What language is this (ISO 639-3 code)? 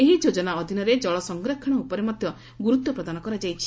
ori